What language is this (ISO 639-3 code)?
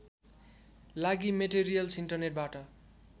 nep